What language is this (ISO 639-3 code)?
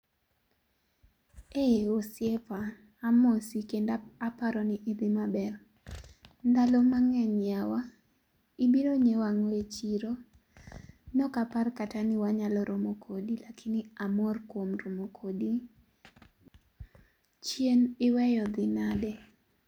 luo